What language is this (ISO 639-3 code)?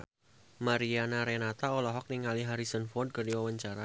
sun